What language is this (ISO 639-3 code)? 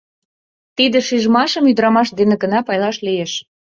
chm